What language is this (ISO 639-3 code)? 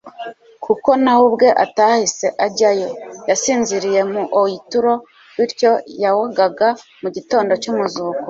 kin